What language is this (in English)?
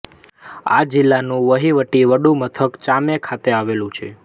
Gujarati